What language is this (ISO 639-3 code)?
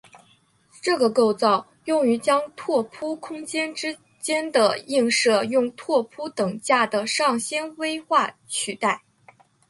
zho